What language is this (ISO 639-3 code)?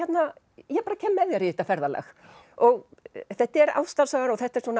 isl